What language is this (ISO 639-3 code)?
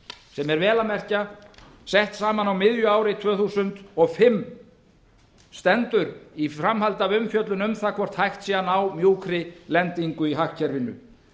isl